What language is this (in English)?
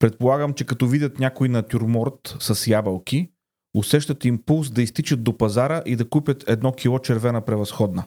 Bulgarian